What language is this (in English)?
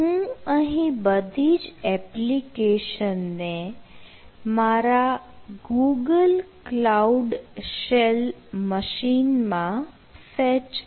Gujarati